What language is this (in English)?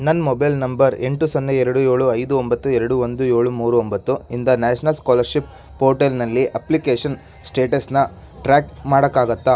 Kannada